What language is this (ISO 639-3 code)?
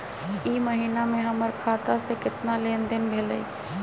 mag